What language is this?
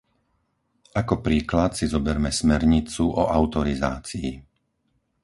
Slovak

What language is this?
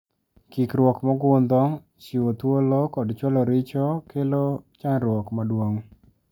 Luo (Kenya and Tanzania)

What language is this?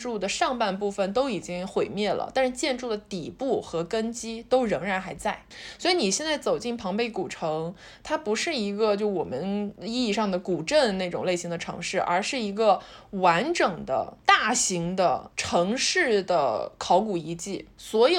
Chinese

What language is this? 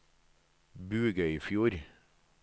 Norwegian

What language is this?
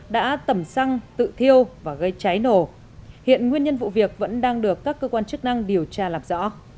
Vietnamese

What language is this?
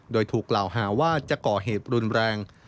Thai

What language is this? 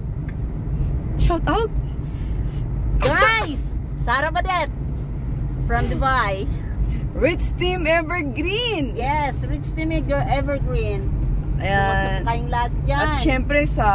Filipino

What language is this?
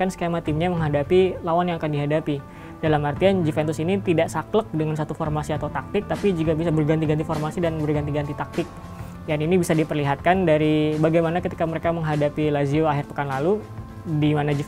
Indonesian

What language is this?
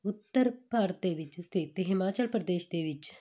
Punjabi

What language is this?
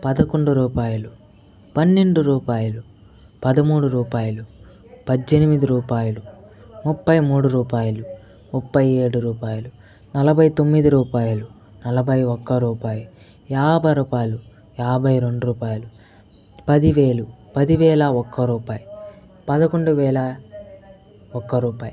Telugu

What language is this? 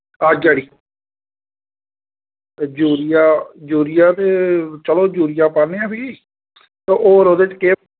Dogri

